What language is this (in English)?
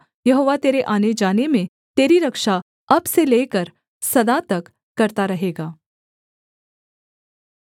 Hindi